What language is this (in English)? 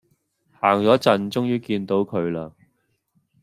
Cantonese